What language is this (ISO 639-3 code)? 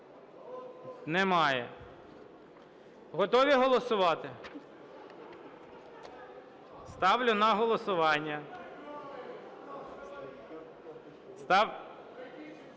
ukr